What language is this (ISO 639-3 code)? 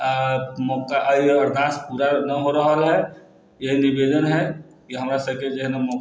mai